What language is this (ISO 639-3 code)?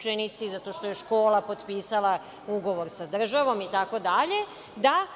srp